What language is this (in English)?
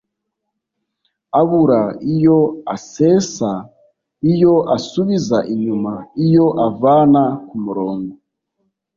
Kinyarwanda